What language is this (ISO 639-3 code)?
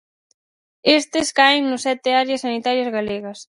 glg